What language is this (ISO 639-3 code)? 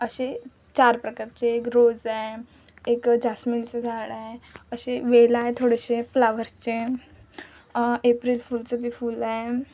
mar